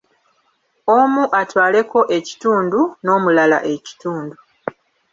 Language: Ganda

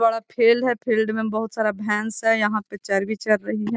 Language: Magahi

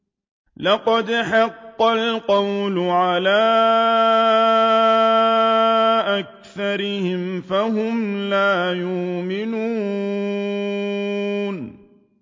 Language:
Arabic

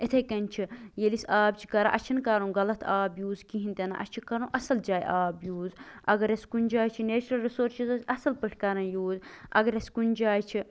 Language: Kashmiri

